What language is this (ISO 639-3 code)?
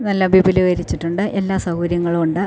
mal